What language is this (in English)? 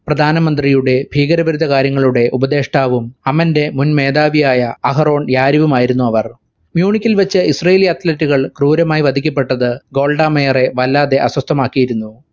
Malayalam